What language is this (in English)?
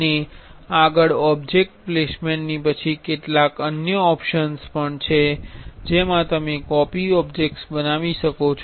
Gujarati